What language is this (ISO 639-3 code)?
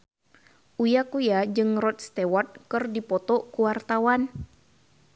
sun